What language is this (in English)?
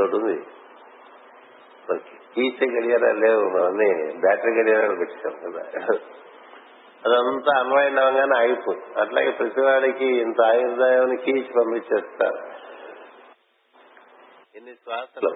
Telugu